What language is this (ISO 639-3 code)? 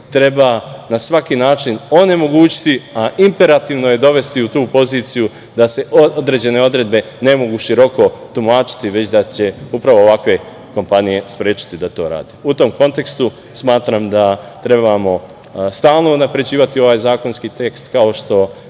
srp